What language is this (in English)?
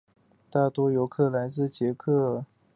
Chinese